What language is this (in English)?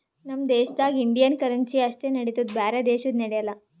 Kannada